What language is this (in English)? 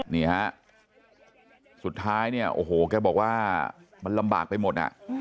Thai